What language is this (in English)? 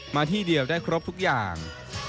Thai